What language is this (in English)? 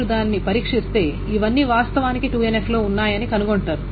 Telugu